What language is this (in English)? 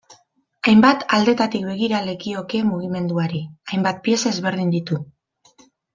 Basque